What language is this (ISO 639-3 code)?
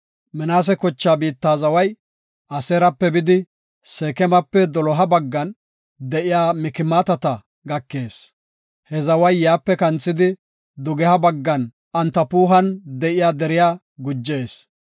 gof